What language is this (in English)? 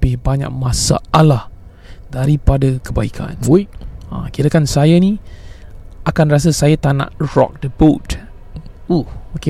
Malay